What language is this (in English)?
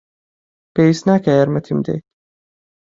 Central Kurdish